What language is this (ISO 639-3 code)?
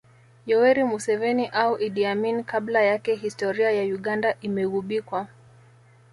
swa